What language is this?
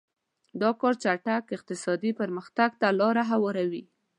Pashto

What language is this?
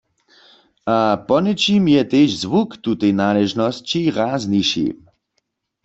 Upper Sorbian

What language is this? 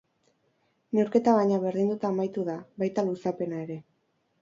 Basque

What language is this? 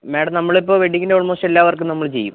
Malayalam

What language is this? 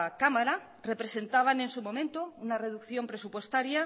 Spanish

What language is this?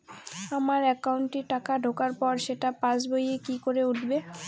Bangla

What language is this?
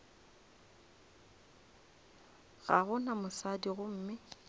Northern Sotho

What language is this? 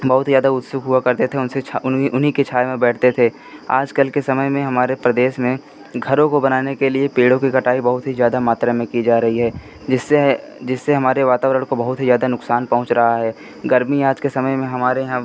Hindi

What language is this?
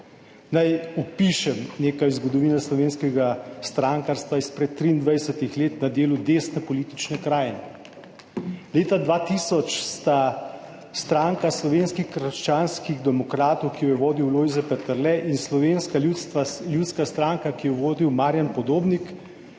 Slovenian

